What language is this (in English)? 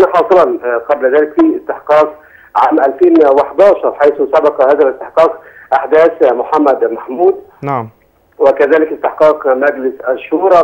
Arabic